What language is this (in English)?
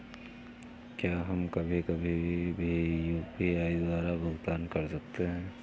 Hindi